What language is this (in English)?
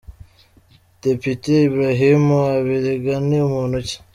Kinyarwanda